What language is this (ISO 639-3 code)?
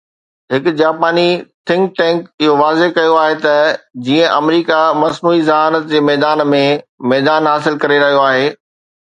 snd